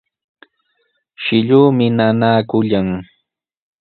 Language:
Sihuas Ancash Quechua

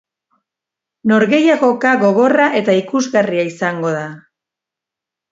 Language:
Basque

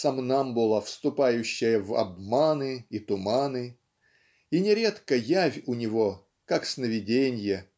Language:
Russian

